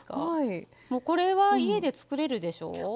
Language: Japanese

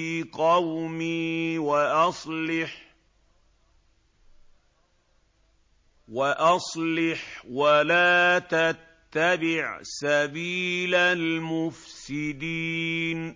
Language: Arabic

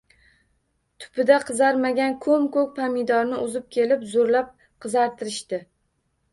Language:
Uzbek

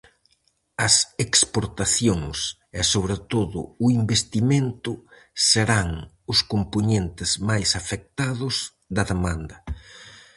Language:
Galician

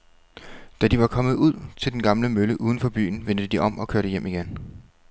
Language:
Danish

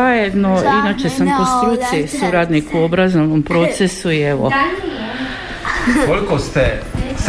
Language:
Croatian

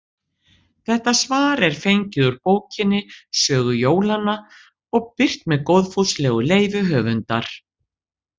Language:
Icelandic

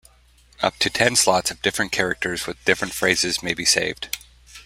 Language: English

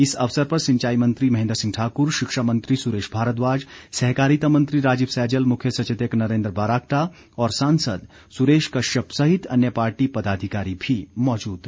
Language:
Hindi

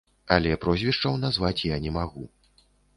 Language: Belarusian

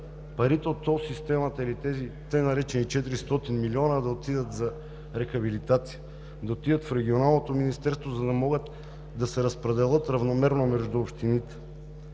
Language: Bulgarian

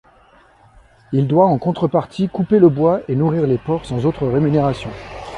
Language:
French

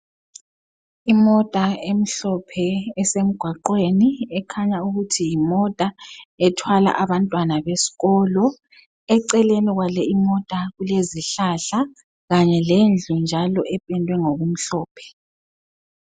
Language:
North Ndebele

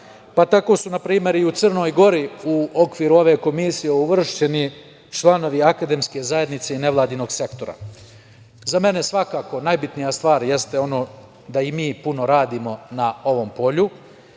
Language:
Serbian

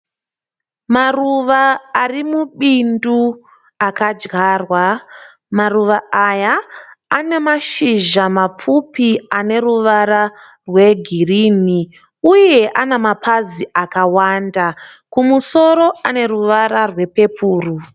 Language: Shona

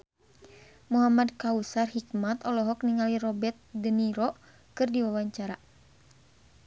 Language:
Sundanese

